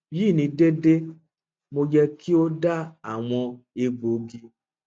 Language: Yoruba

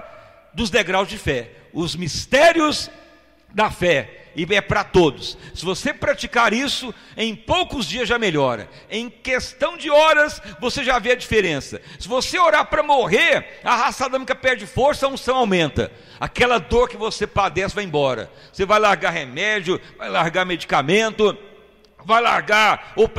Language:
Portuguese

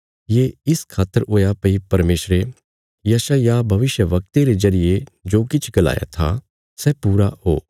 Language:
Bilaspuri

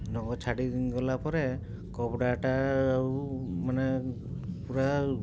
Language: Odia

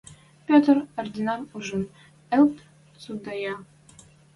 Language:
Western Mari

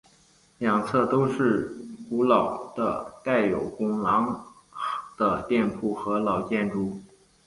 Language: Chinese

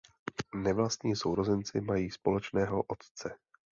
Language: Czech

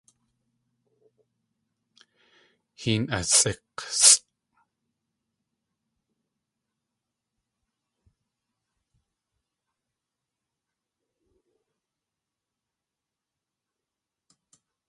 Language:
Tlingit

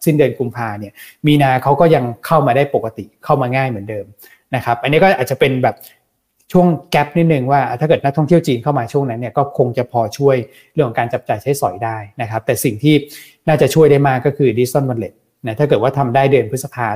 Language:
Thai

